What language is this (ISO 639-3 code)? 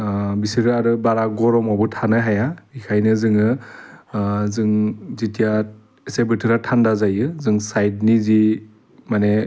brx